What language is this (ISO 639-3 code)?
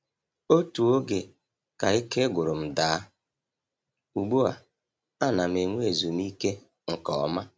ibo